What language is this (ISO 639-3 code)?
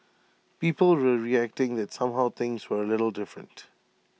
eng